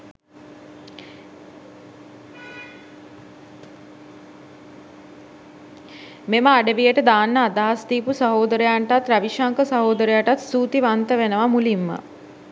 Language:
Sinhala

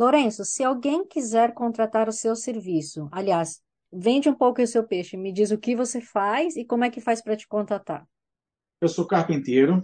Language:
Portuguese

